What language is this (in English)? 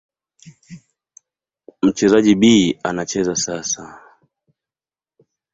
Swahili